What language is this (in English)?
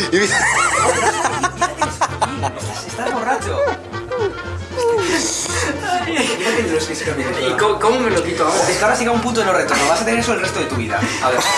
Spanish